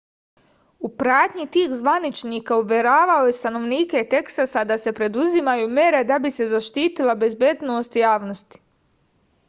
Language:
Serbian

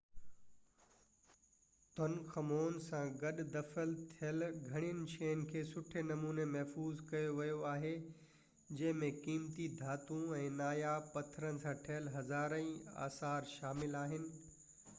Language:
Sindhi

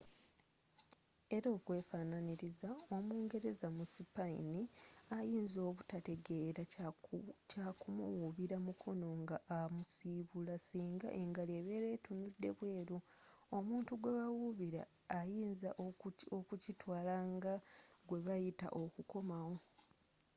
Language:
Ganda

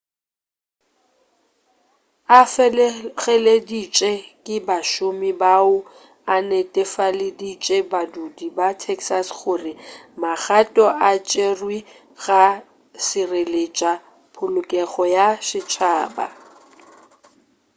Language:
Northern Sotho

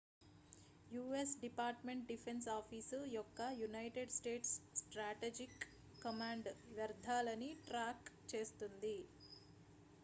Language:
Telugu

